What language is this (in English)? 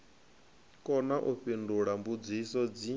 Venda